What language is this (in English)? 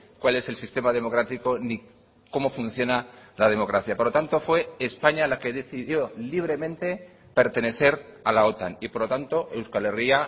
Spanish